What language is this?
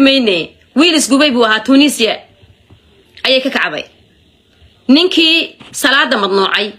Arabic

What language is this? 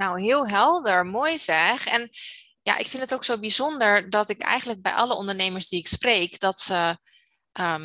Dutch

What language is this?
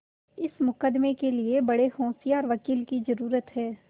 Hindi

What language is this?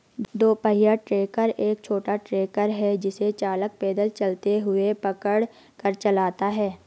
Hindi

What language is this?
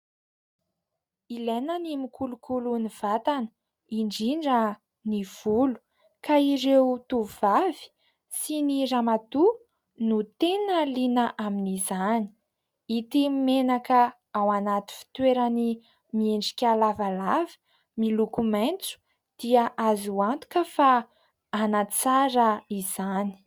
Malagasy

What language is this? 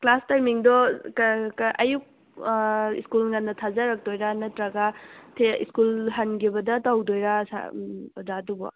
Manipuri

